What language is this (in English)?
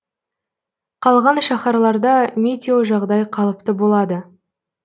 Kazakh